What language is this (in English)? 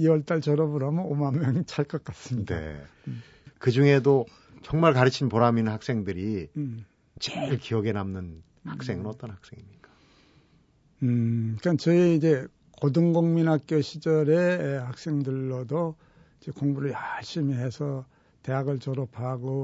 Korean